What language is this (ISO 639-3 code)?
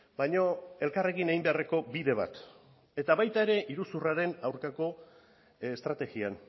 eus